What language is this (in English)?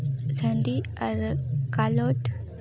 Santali